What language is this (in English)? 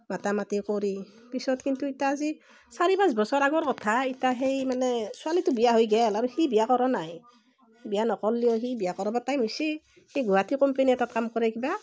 Assamese